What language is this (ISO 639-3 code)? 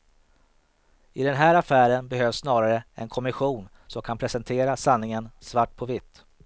swe